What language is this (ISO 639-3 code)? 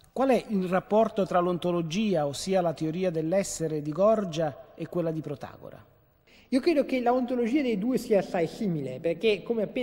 ita